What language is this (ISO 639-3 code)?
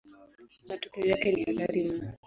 swa